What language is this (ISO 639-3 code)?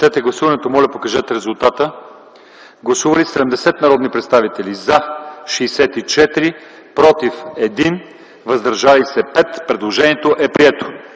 bul